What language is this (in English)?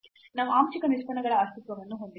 Kannada